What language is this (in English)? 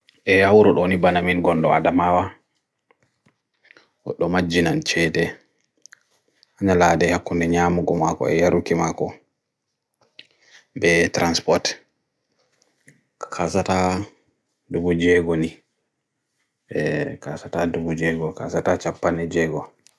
Bagirmi Fulfulde